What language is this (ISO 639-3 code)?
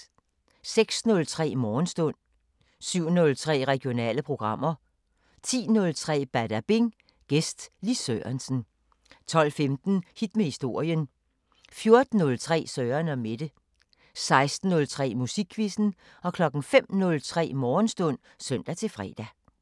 dan